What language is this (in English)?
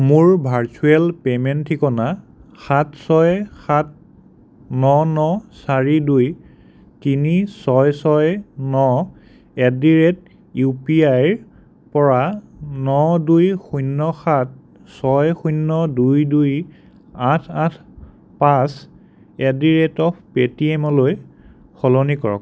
Assamese